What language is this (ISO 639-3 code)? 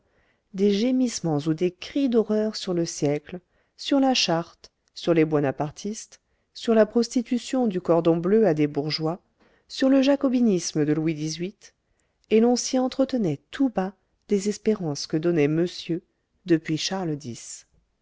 fra